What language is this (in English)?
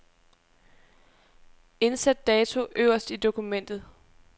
Danish